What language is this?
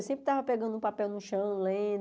Portuguese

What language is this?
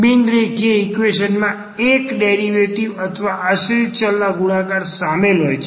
Gujarati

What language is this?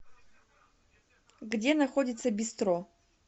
Russian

